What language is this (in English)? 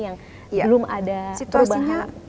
Indonesian